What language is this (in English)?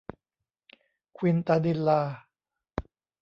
Thai